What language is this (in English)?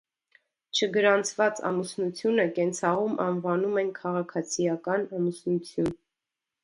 Armenian